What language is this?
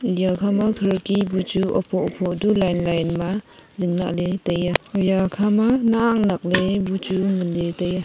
Wancho Naga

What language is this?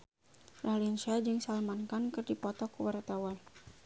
Sundanese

